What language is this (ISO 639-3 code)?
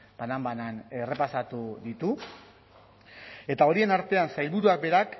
eus